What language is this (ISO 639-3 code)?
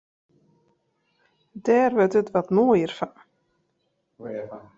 fry